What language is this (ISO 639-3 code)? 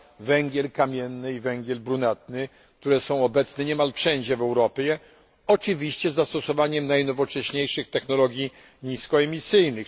pol